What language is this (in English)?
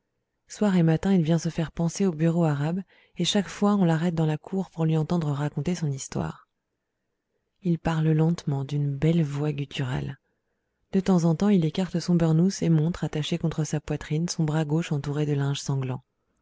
French